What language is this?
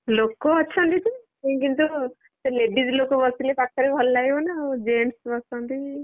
Odia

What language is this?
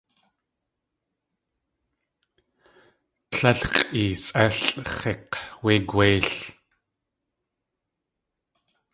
Tlingit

